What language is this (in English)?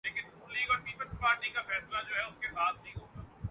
Urdu